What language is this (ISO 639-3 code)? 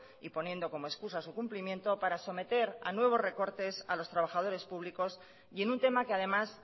spa